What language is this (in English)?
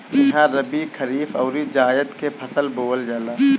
Bhojpuri